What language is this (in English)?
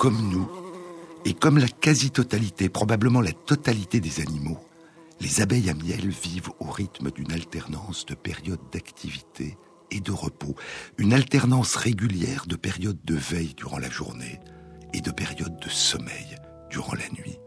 French